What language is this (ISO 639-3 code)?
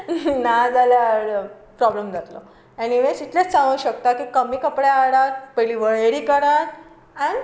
kok